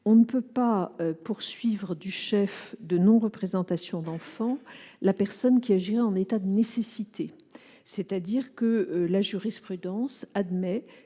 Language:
French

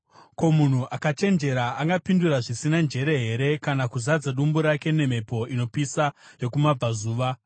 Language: Shona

